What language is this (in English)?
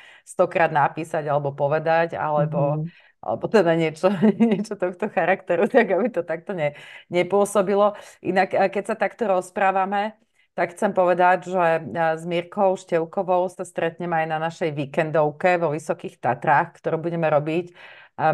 Slovak